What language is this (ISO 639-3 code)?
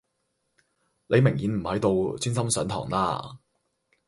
yue